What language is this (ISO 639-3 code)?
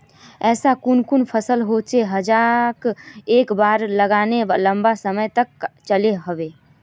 mag